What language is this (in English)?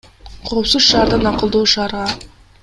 Kyrgyz